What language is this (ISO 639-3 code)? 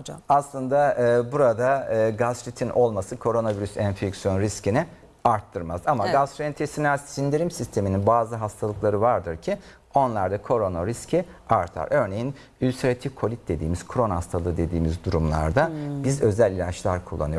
tur